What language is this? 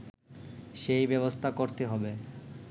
Bangla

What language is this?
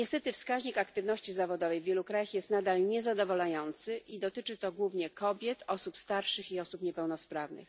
Polish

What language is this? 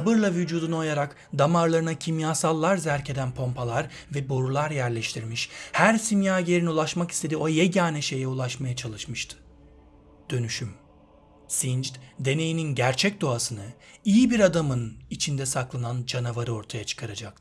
Turkish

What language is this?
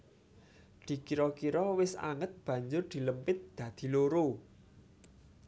Javanese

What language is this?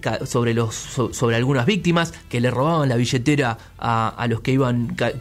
Spanish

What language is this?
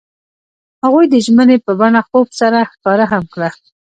Pashto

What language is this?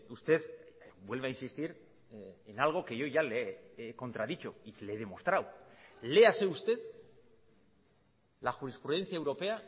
Spanish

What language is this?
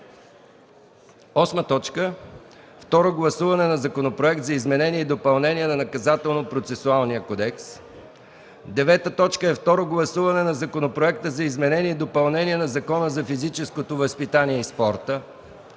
Bulgarian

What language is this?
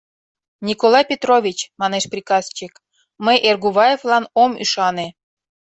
Mari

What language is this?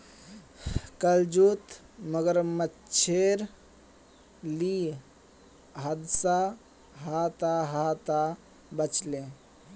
Magahi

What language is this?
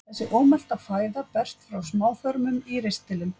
Icelandic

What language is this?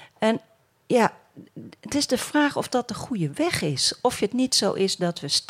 Dutch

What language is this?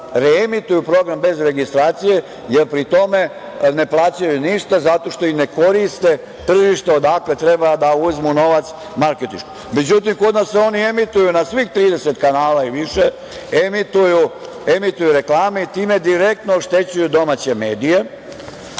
Serbian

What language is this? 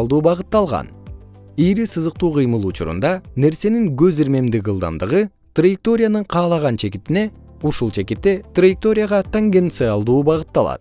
Kyrgyz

